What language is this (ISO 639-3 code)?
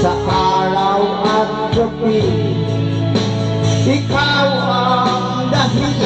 tha